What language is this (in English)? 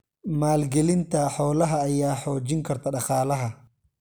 Somali